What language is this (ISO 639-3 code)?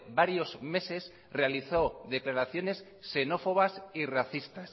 spa